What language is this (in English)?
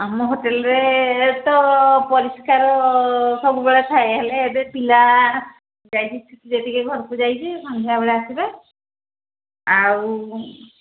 Odia